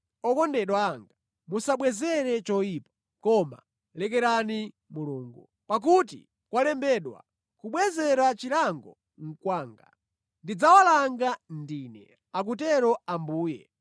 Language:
Nyanja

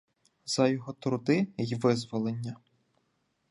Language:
Ukrainian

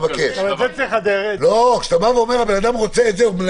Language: Hebrew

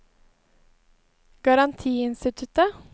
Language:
Norwegian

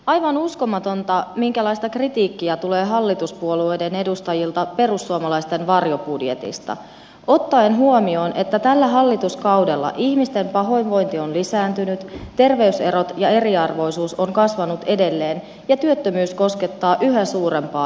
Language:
Finnish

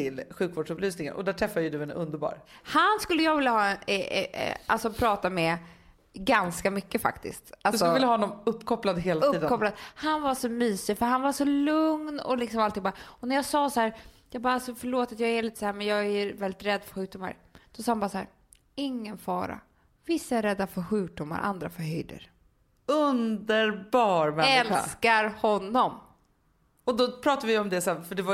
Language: Swedish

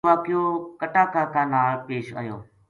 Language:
Gujari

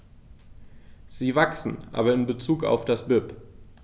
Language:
German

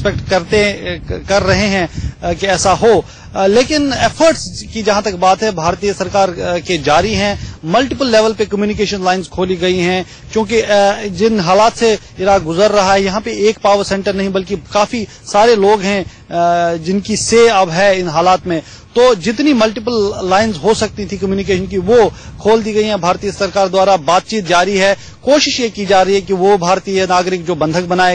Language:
Hindi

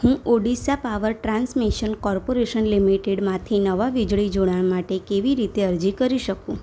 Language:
Gujarati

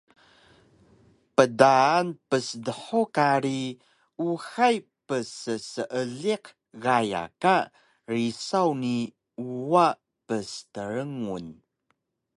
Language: Taroko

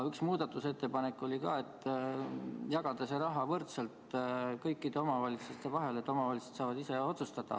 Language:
Estonian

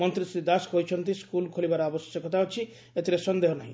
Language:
Odia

